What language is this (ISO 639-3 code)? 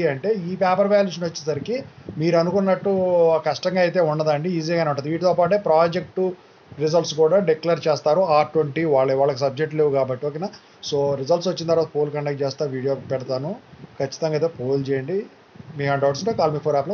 tel